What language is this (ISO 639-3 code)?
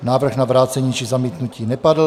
ces